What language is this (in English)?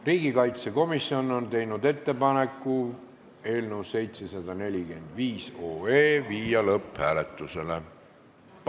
Estonian